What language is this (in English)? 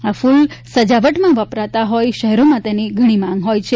Gujarati